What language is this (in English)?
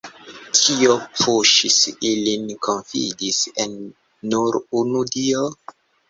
Esperanto